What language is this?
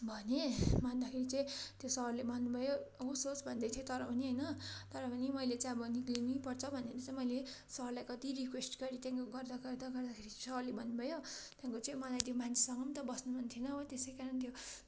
Nepali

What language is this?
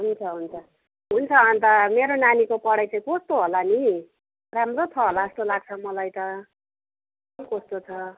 Nepali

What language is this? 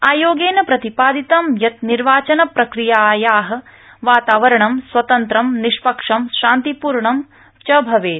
Sanskrit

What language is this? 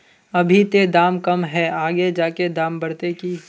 Magahi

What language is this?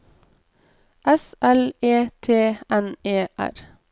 Norwegian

